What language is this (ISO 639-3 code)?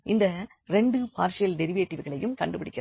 tam